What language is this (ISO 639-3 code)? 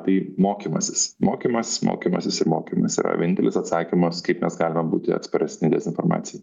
lit